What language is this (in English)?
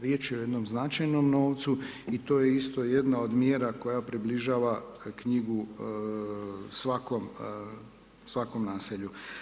Croatian